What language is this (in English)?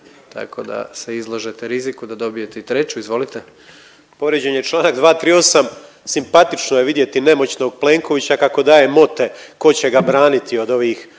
Croatian